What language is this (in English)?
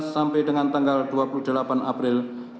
Indonesian